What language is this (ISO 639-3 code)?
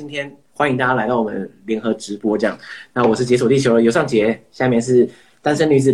zho